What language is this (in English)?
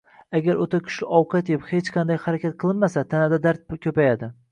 Uzbek